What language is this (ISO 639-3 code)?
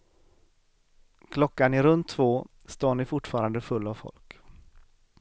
swe